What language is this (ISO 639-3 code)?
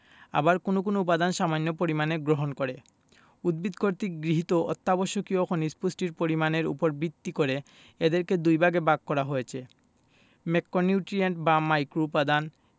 ben